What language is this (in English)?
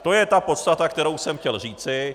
Czech